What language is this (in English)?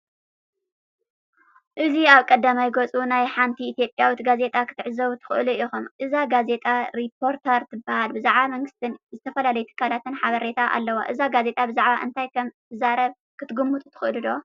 Tigrinya